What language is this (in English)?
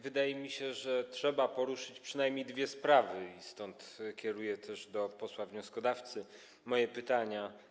Polish